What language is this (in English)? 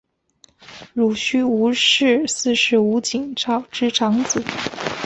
Chinese